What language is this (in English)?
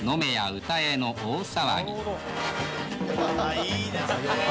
Japanese